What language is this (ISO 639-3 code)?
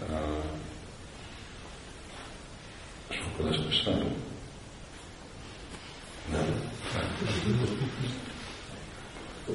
hun